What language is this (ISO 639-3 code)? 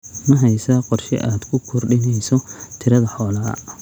som